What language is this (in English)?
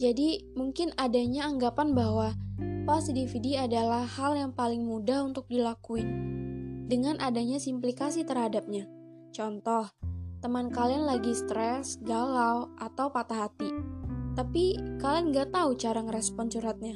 Indonesian